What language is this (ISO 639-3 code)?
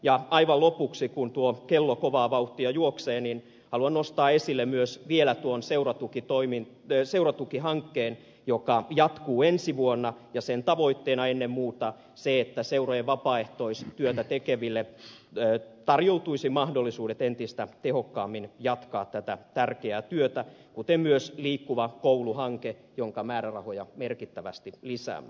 fin